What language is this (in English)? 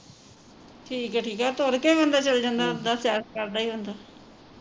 Punjabi